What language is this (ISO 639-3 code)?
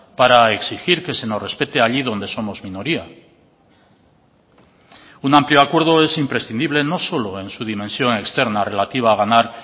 spa